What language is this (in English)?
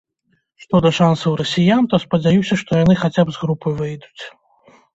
Belarusian